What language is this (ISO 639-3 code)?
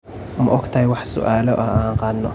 som